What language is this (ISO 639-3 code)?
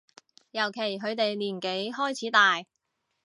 yue